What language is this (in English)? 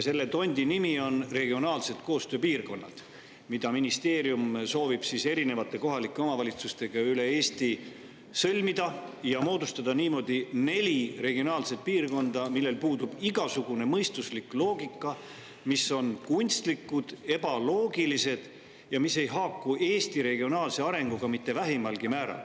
Estonian